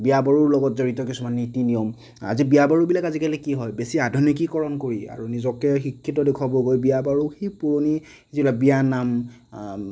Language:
Assamese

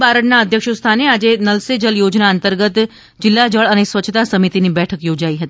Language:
Gujarati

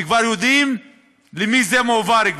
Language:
Hebrew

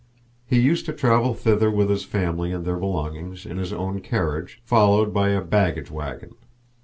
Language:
English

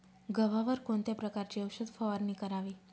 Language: Marathi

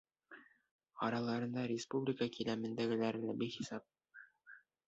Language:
Bashkir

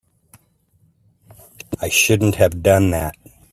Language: English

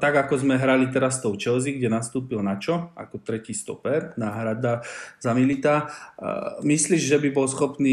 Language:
Slovak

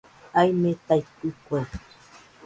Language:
Nüpode Huitoto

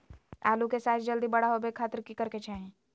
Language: Magahi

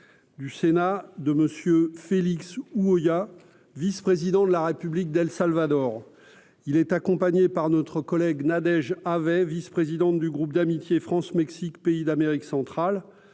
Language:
French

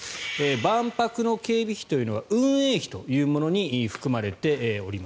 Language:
Japanese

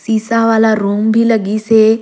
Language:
Surgujia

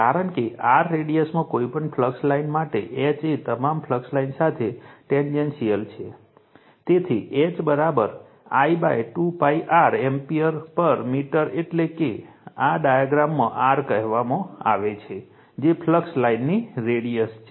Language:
Gujarati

